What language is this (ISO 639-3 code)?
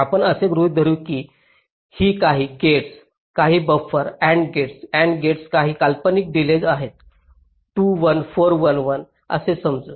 mar